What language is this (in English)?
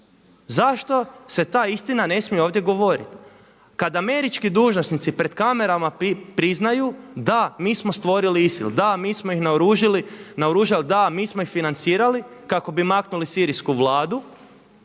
Croatian